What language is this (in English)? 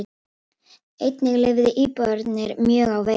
Icelandic